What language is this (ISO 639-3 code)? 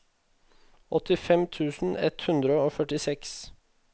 nor